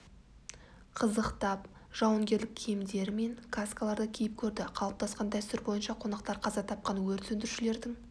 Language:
Kazakh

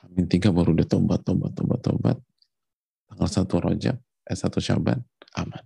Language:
Indonesian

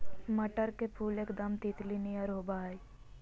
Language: Magahi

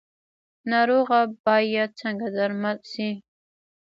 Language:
Pashto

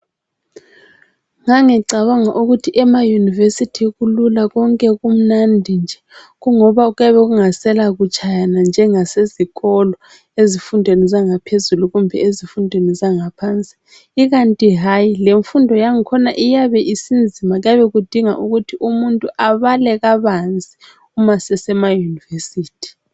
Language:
North Ndebele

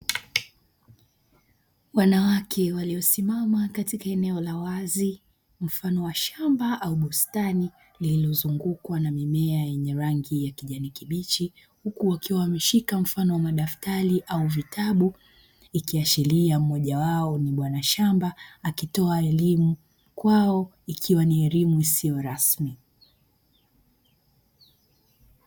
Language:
Swahili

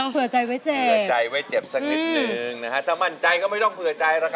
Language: Thai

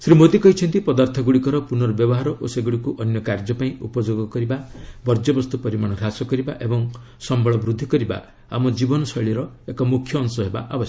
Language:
Odia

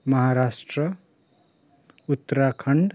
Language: Nepali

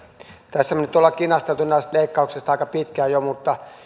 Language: Finnish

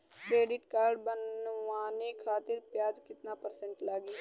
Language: Bhojpuri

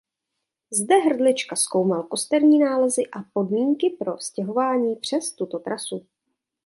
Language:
Czech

